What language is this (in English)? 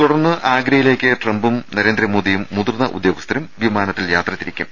Malayalam